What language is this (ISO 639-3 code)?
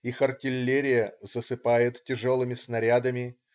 rus